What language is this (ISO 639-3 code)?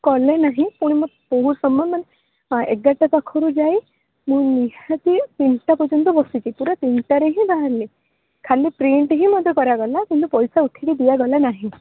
ori